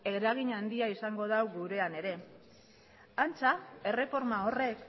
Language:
Basque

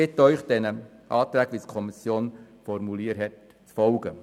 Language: Swiss German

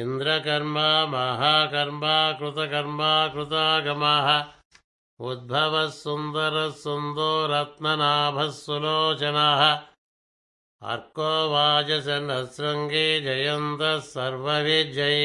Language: Telugu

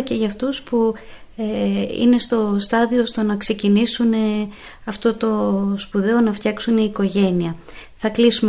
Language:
Greek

